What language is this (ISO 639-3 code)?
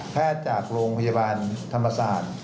tha